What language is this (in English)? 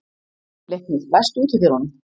Icelandic